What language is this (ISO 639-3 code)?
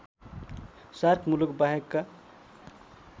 nep